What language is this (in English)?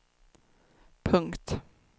Swedish